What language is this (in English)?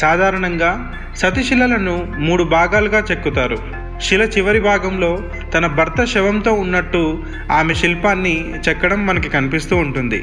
Telugu